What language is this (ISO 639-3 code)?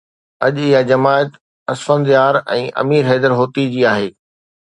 snd